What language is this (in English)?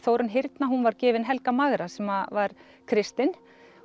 Icelandic